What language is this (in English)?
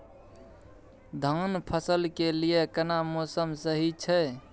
Maithili